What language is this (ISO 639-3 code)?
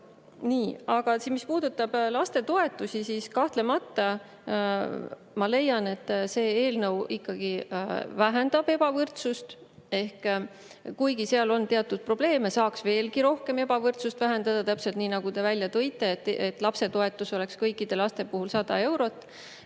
est